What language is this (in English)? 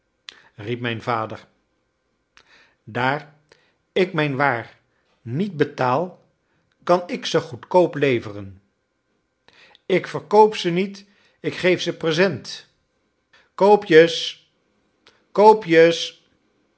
Dutch